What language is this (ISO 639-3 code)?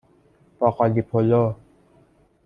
fas